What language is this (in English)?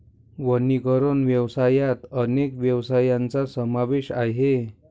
Marathi